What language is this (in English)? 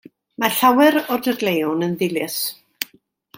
Welsh